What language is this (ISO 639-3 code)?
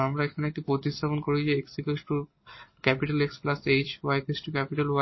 ben